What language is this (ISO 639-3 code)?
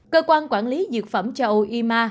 vie